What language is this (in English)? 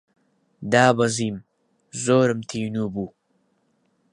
Central Kurdish